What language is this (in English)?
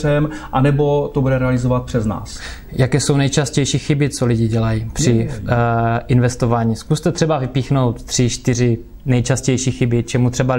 Czech